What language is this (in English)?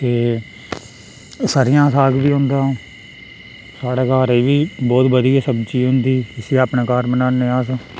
Dogri